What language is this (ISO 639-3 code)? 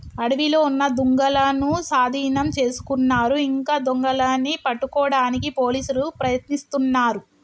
tel